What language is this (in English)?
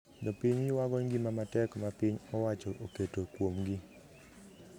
Luo (Kenya and Tanzania)